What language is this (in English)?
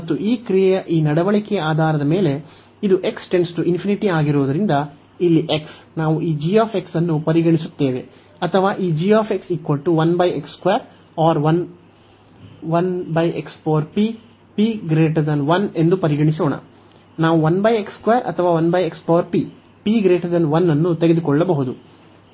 Kannada